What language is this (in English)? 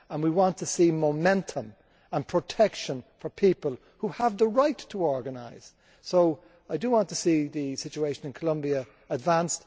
English